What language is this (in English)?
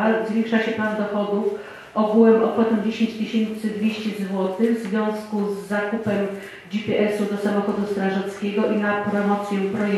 Polish